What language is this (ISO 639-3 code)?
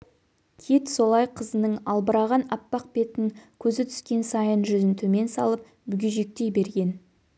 kaz